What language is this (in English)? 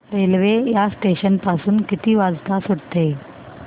Marathi